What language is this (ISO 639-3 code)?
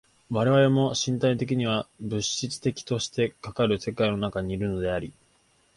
jpn